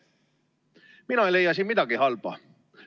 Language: Estonian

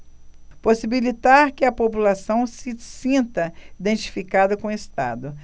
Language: Portuguese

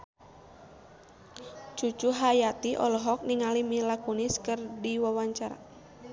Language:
Sundanese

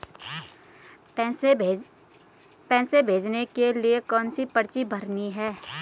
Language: Hindi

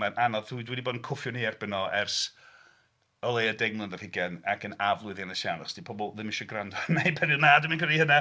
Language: Welsh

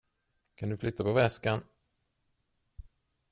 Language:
Swedish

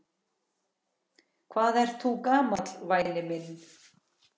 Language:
Icelandic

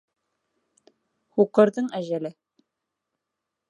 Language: Bashkir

